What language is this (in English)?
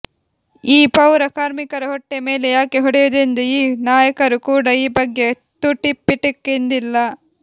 Kannada